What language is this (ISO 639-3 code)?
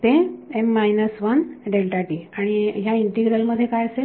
mar